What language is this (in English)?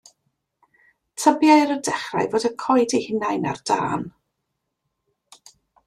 Welsh